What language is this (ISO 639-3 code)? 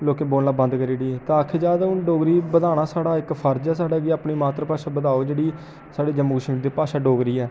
doi